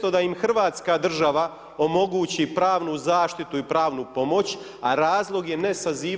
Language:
Croatian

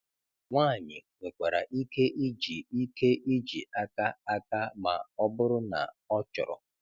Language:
Igbo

